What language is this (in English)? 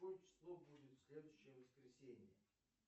Russian